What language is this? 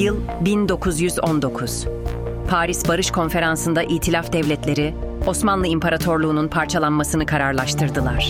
Turkish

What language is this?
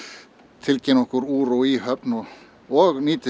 Icelandic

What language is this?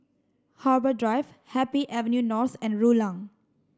English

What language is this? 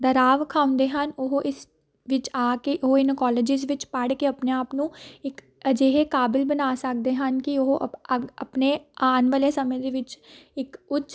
Punjabi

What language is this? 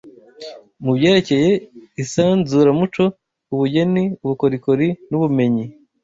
Kinyarwanda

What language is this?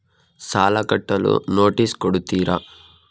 Kannada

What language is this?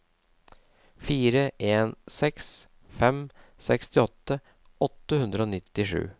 Norwegian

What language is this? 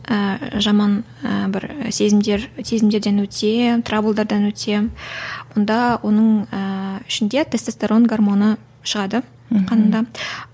Kazakh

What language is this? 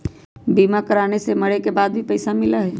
Magahi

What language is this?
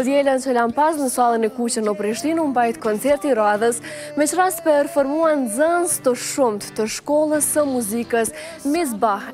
Romanian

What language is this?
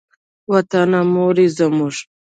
Pashto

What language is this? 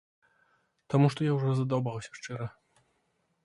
Belarusian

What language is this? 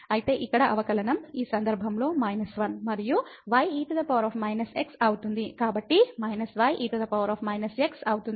Telugu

